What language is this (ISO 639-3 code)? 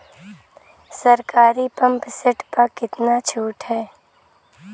bho